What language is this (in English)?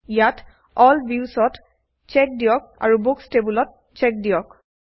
Assamese